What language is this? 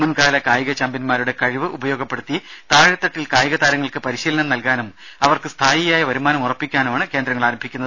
Malayalam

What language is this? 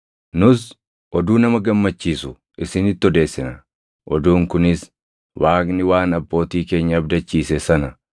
Oromo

